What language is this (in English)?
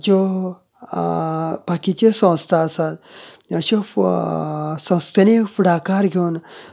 Konkani